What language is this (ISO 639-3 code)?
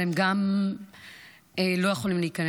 heb